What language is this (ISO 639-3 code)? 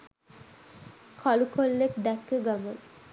sin